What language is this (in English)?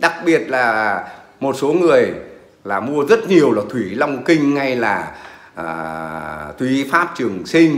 Vietnamese